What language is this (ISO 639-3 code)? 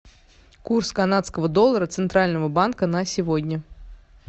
rus